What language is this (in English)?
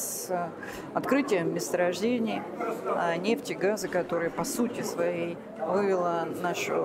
Russian